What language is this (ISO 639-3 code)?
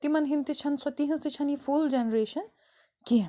kas